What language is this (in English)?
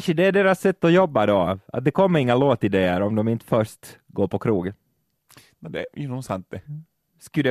Swedish